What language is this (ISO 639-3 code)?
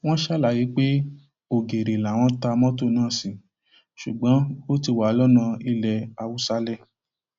yor